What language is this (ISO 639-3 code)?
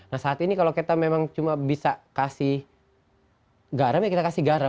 ind